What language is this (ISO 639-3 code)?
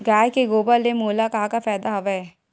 hne